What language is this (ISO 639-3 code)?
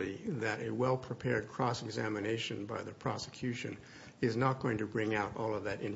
eng